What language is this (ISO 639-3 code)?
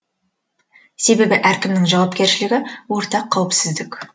kaz